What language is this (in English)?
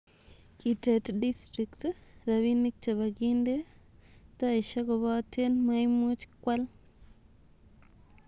Kalenjin